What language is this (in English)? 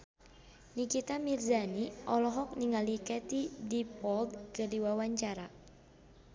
Sundanese